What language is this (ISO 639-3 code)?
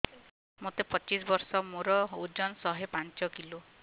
ori